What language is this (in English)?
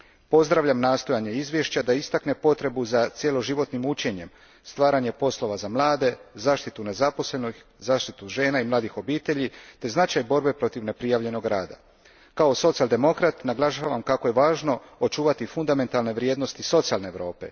Croatian